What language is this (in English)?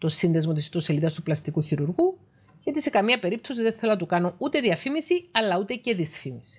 Greek